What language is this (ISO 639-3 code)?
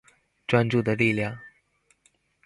zho